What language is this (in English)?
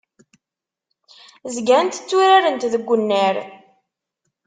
Kabyle